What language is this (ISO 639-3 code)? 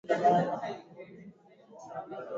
swa